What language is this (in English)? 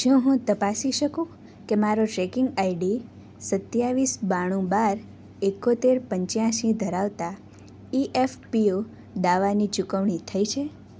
Gujarati